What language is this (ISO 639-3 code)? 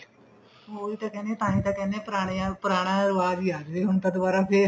pan